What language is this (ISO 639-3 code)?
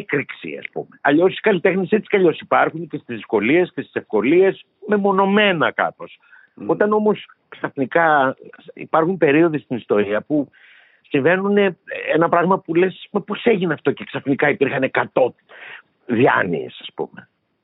ell